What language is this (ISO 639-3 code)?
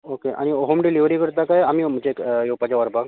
kok